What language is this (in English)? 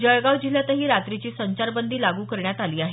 Marathi